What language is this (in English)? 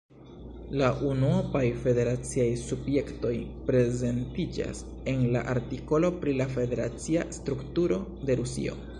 Esperanto